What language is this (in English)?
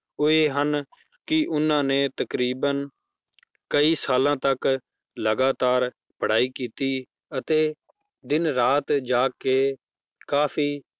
Punjabi